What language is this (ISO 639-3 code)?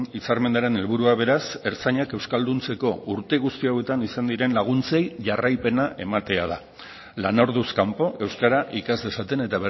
eus